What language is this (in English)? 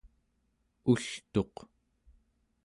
Central Yupik